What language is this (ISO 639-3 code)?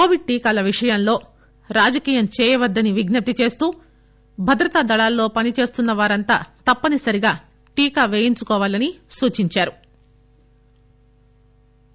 tel